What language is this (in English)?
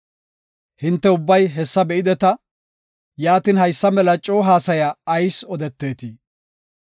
Gofa